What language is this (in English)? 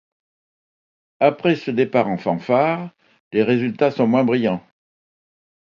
French